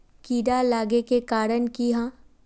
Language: Magahi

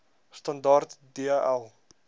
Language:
Afrikaans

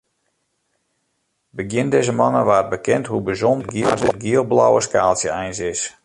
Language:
Western Frisian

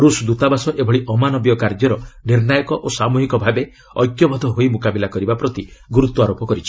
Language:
Odia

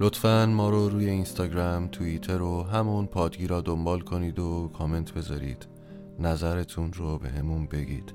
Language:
Persian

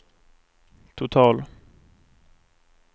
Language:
Swedish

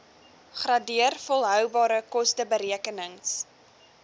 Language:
Afrikaans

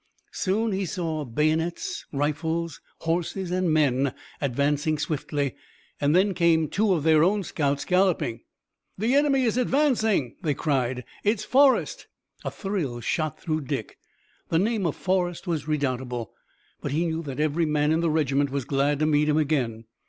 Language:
English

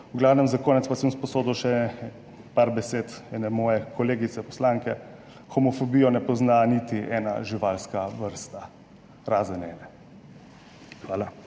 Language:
Slovenian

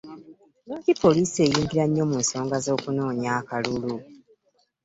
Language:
Ganda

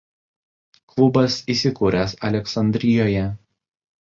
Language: Lithuanian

